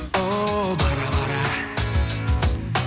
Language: Kazakh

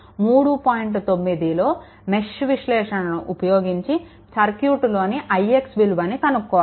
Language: Telugu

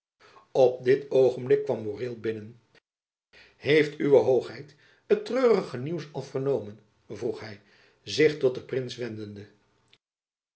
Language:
Dutch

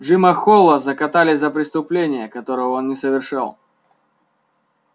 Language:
Russian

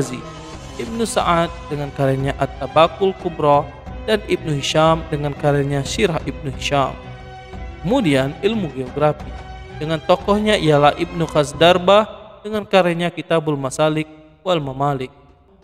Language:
Indonesian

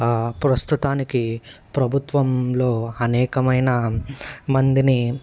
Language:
Telugu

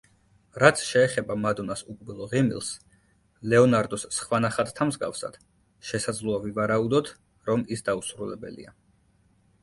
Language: Georgian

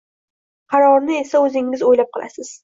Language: Uzbek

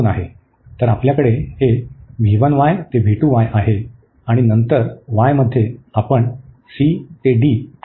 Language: Marathi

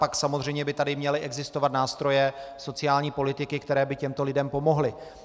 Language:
Czech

